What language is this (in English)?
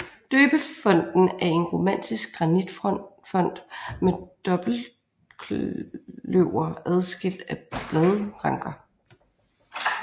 Danish